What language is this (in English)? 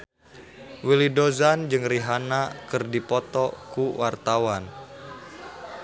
Sundanese